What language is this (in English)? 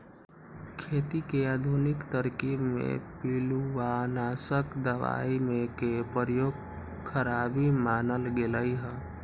Magahi